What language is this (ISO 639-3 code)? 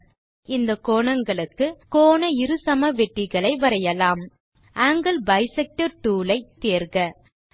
tam